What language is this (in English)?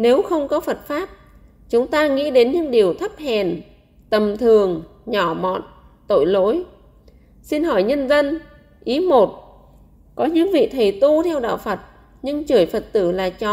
Vietnamese